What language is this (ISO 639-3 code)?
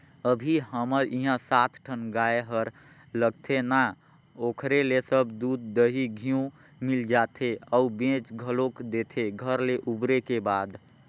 hne